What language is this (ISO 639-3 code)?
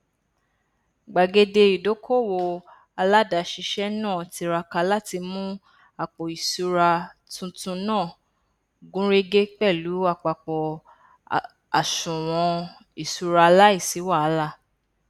yor